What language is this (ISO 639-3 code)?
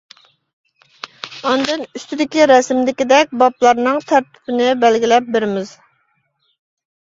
uig